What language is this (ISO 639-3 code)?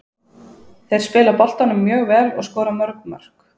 isl